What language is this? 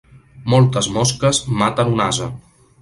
Catalan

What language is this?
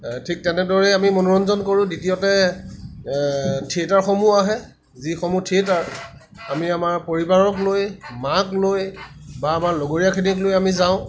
Assamese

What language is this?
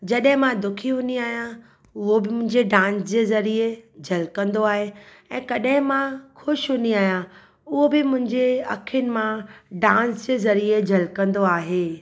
Sindhi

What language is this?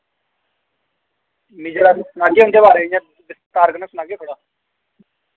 Dogri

